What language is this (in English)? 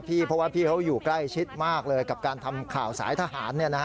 Thai